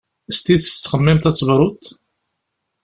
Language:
Kabyle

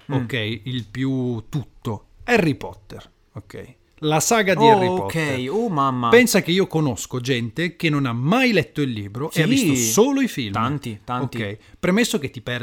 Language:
Italian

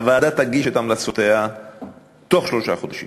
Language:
Hebrew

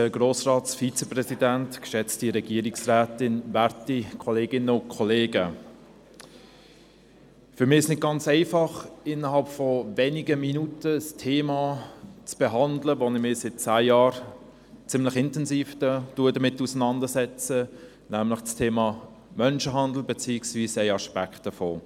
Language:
Swiss German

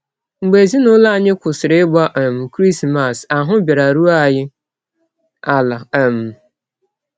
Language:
Igbo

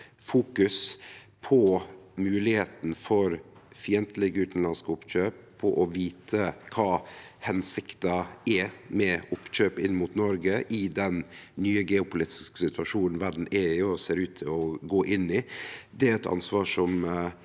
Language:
Norwegian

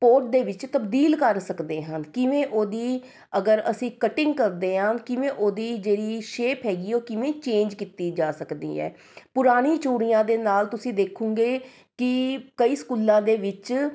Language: Punjabi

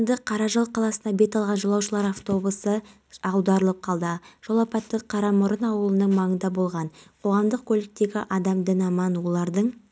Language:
Kazakh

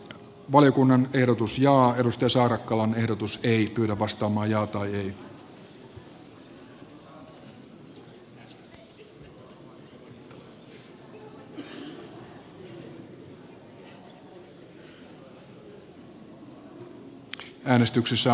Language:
Finnish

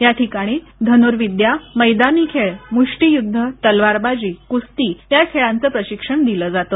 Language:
Marathi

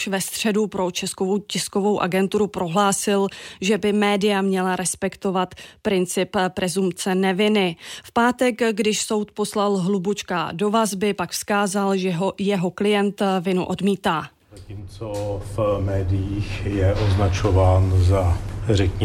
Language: Czech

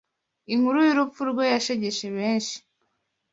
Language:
Kinyarwanda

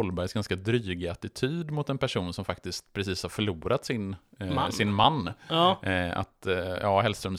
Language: Swedish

